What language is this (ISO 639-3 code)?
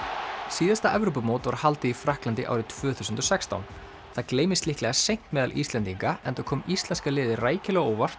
isl